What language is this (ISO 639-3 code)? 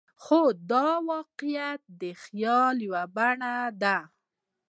pus